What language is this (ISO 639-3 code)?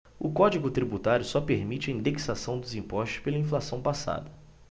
por